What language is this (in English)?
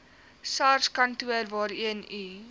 Afrikaans